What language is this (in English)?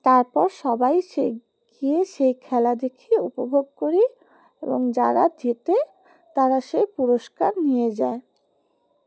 Bangla